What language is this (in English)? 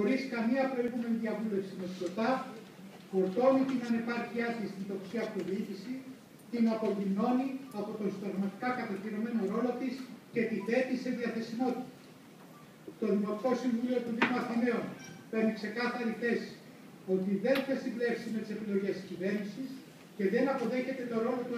Greek